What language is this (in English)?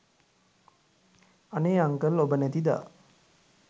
Sinhala